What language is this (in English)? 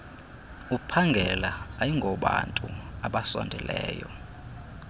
Xhosa